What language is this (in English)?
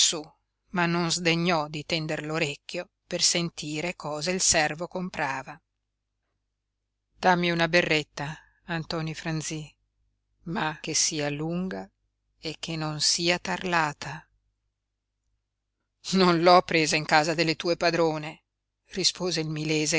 Italian